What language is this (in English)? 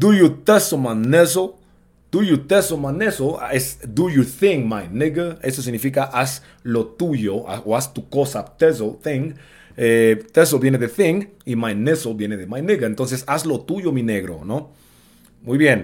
Spanish